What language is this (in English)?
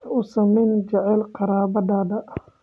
Somali